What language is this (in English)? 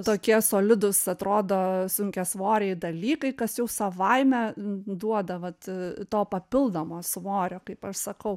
Lithuanian